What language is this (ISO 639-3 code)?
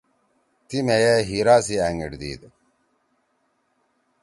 trw